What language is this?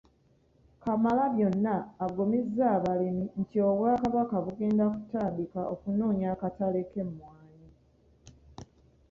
Ganda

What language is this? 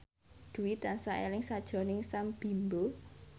Javanese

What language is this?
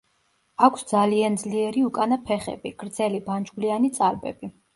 Georgian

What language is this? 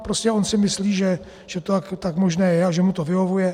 Czech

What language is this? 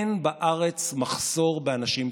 Hebrew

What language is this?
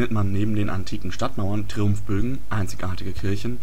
German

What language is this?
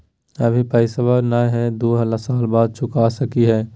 Magahi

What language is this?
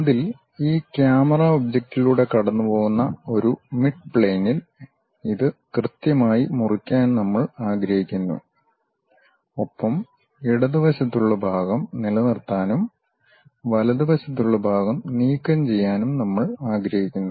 Malayalam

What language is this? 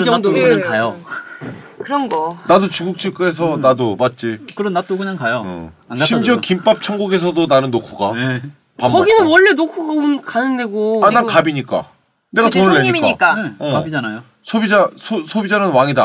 Korean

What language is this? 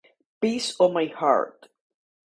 Spanish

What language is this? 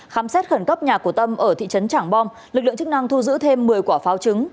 Vietnamese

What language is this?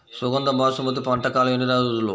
Telugu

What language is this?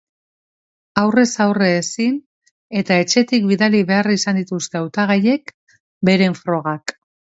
Basque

